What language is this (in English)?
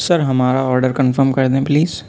Urdu